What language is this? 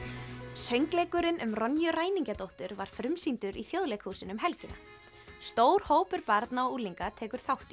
Icelandic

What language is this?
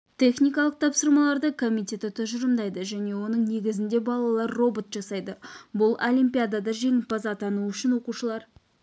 Kazakh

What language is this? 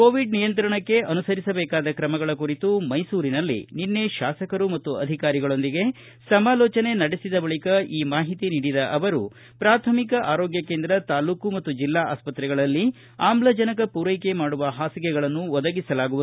Kannada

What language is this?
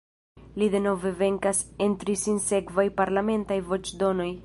Esperanto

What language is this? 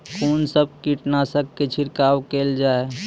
Maithili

